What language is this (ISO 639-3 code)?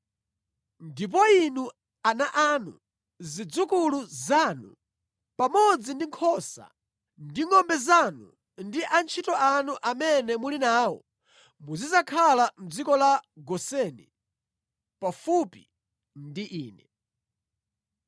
nya